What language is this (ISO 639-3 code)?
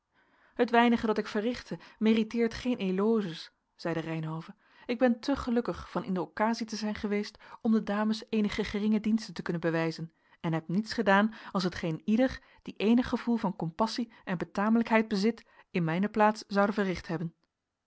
nld